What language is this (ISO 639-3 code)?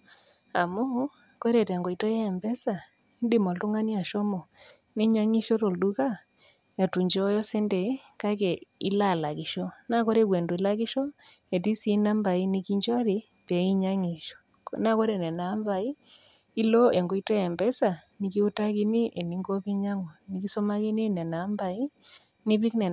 mas